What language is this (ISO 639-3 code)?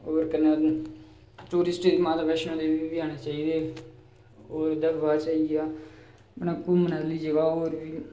doi